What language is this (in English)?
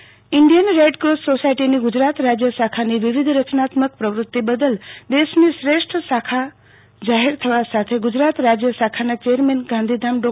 Gujarati